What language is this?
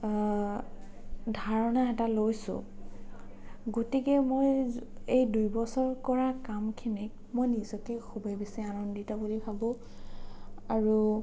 Assamese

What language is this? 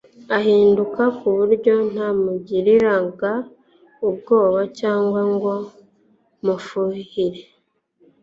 Kinyarwanda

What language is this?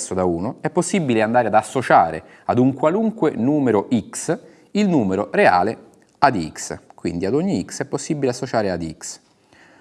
Italian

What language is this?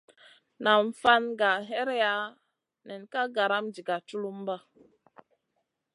Masana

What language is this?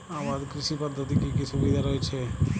Bangla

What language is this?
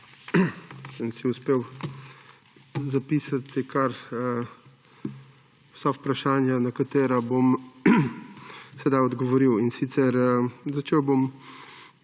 Slovenian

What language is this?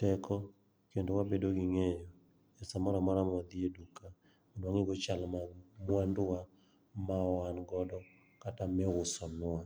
Luo (Kenya and Tanzania)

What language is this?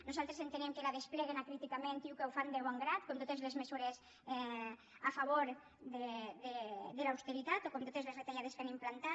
Catalan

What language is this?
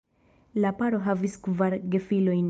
Esperanto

